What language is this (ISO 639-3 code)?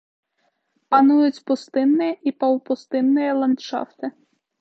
bel